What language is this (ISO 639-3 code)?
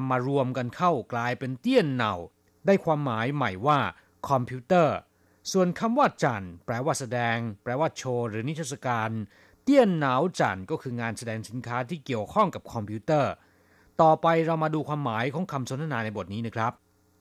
tha